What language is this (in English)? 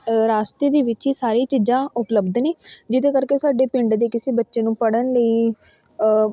Punjabi